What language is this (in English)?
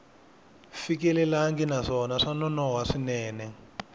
Tsonga